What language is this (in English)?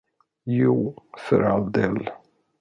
Swedish